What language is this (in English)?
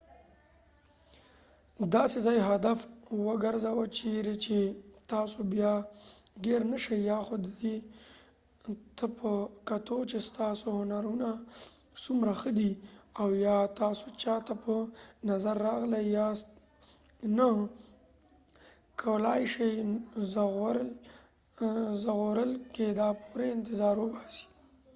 Pashto